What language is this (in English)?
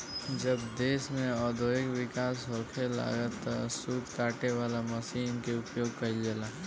Bhojpuri